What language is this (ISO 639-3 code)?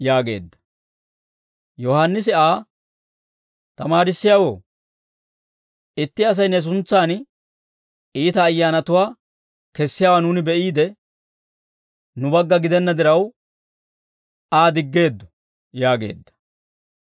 dwr